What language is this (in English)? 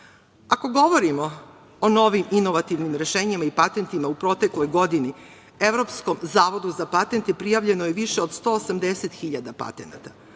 Serbian